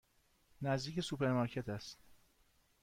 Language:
Persian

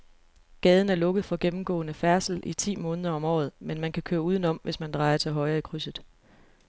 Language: Danish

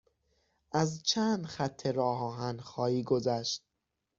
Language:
Persian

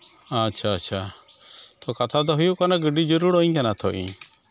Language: Santali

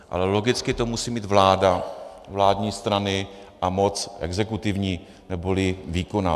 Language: Czech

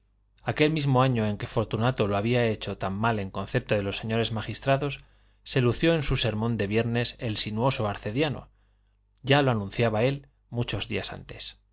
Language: Spanish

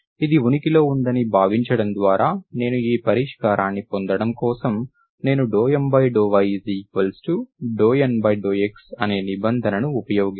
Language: Telugu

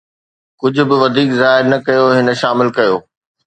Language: Sindhi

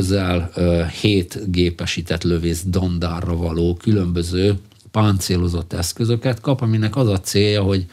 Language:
Hungarian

